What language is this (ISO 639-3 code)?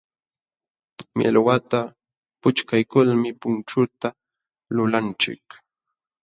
qxw